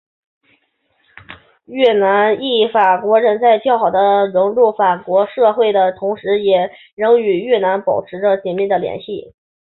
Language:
Chinese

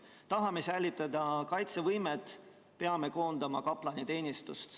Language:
Estonian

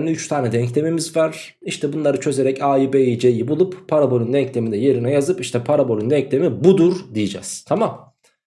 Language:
Turkish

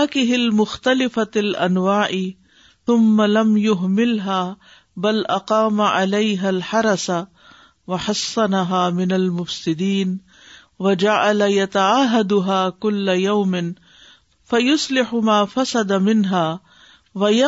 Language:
Urdu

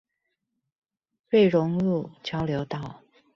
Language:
Chinese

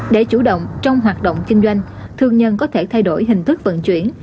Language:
Vietnamese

